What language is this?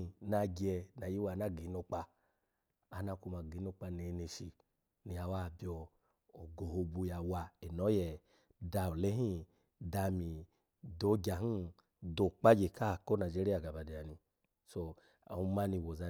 Alago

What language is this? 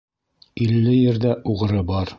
Bashkir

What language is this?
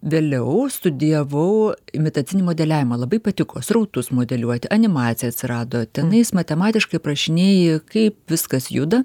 Lithuanian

